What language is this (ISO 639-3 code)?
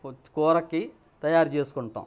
tel